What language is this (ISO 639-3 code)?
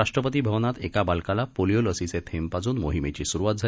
mar